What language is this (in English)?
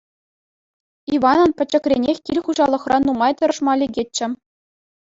Chuvash